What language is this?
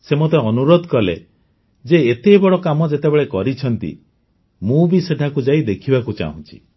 Odia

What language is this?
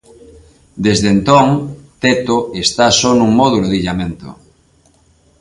Galician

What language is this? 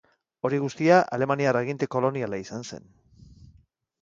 Basque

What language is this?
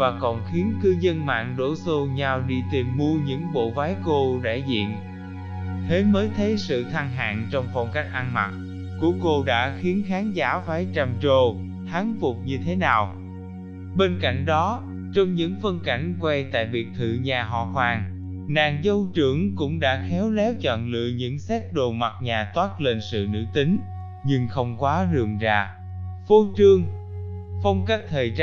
Vietnamese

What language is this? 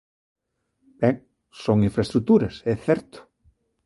Galician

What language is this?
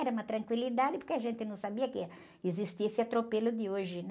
Portuguese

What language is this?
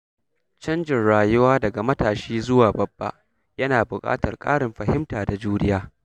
Hausa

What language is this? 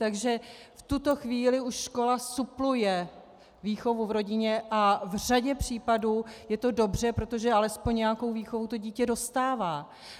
Czech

